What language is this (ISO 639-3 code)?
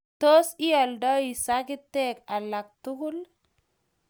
kln